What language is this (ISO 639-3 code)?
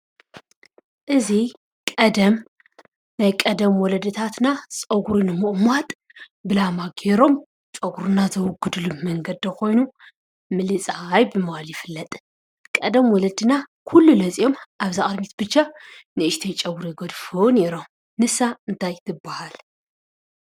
tir